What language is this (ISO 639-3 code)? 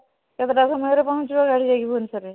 ori